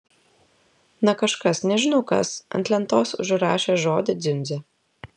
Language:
Lithuanian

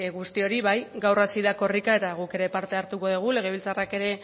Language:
Basque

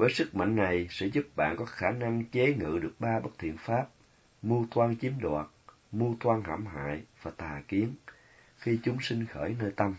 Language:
Vietnamese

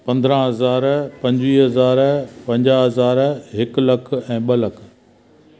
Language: Sindhi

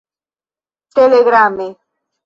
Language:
Esperanto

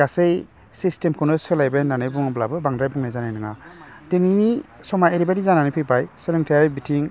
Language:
Bodo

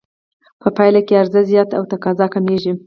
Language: Pashto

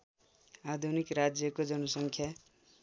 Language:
Nepali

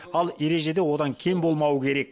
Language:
Kazakh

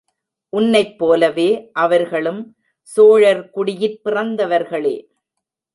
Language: Tamil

